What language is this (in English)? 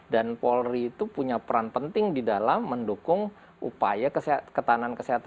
Indonesian